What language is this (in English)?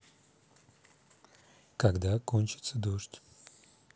Russian